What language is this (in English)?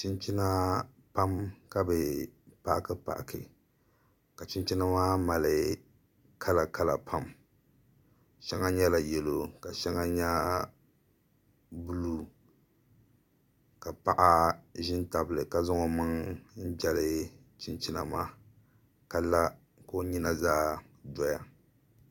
Dagbani